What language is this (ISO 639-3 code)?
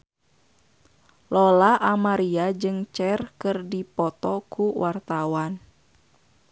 sun